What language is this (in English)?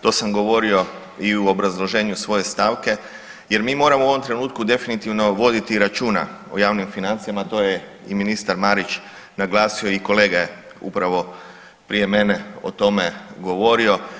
Croatian